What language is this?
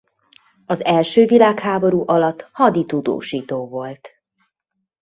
Hungarian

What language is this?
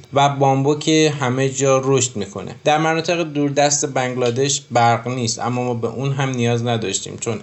Persian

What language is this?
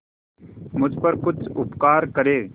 Hindi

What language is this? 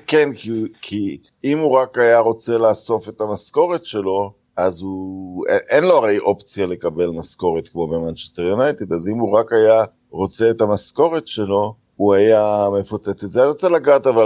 Hebrew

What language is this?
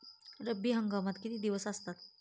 Marathi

